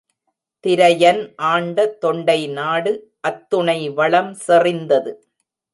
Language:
Tamil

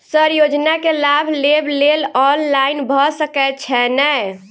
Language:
Maithili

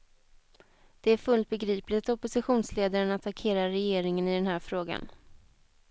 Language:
Swedish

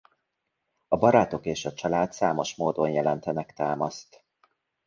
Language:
Hungarian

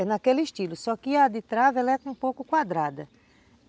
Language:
Portuguese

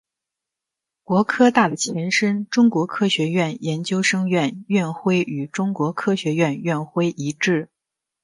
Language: Chinese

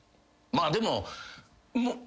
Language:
Japanese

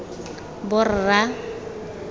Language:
Tswana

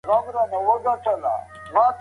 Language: Pashto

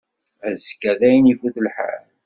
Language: Kabyle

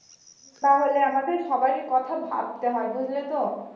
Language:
Bangla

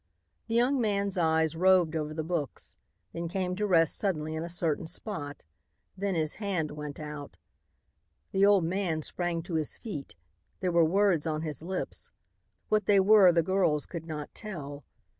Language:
English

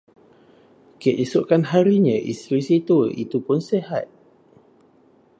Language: Malay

